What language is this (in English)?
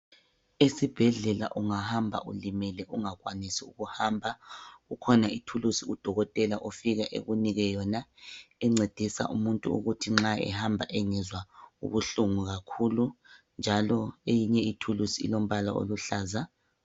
North Ndebele